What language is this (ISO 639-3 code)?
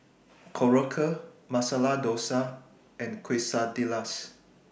eng